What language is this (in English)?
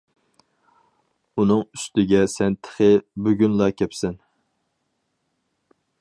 Uyghur